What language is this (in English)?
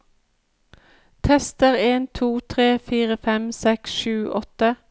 Norwegian